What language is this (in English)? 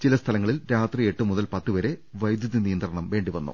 Malayalam